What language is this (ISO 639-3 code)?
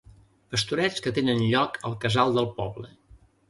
cat